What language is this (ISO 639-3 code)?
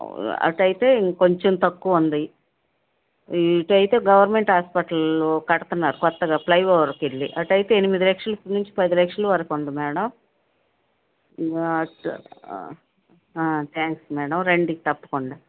tel